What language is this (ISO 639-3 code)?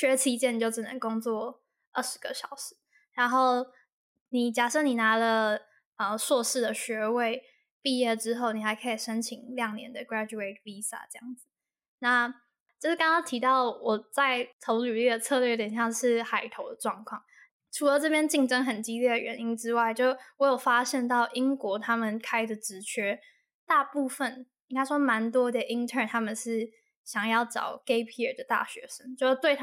zho